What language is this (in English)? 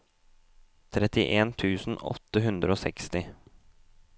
Norwegian